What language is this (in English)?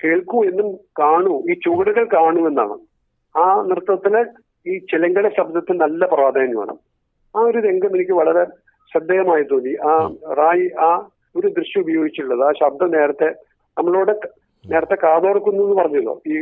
Malayalam